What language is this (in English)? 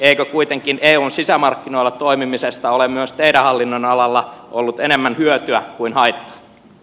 Finnish